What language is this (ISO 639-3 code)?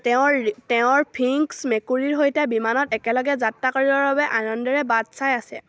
asm